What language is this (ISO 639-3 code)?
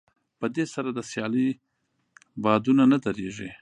pus